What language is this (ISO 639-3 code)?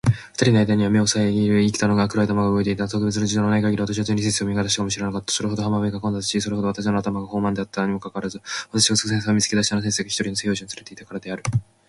jpn